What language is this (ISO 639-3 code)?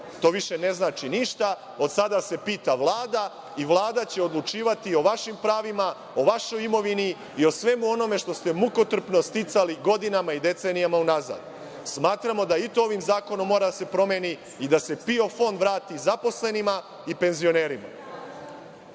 srp